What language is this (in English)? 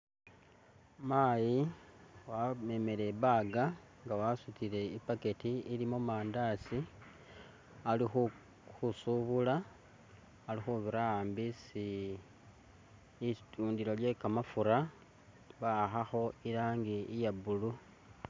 Masaaba